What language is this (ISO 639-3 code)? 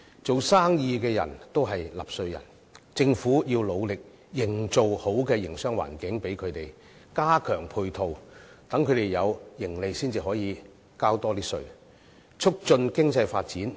yue